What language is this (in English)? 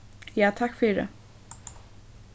Faroese